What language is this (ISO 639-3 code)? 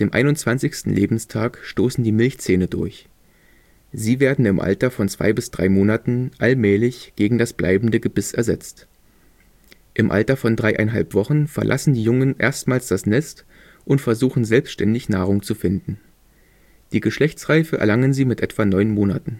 deu